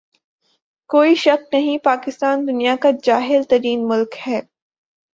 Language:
Urdu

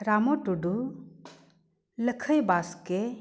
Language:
Santali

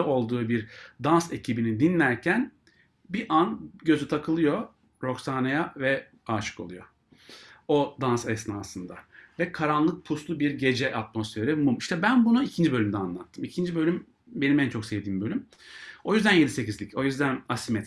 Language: Turkish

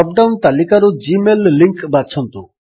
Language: Odia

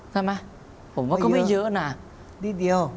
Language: Thai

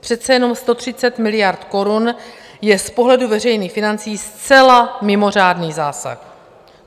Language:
Czech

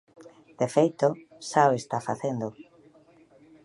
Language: Galician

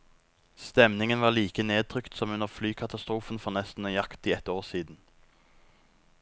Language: Norwegian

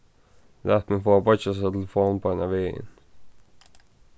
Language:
Faroese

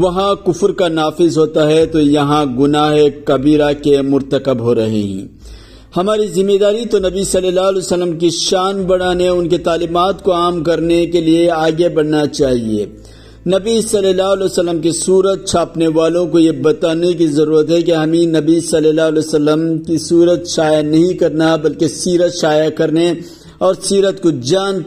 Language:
Urdu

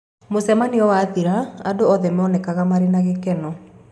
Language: Kikuyu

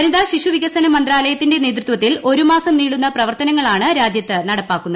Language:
Malayalam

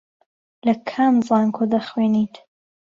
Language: Central Kurdish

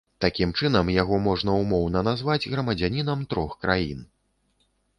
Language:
Belarusian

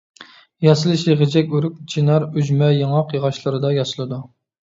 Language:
Uyghur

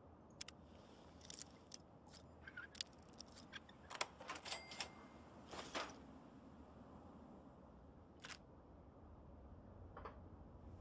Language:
German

